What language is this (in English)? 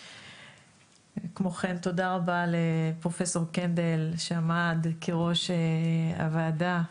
Hebrew